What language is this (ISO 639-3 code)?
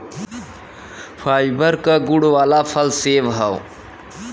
bho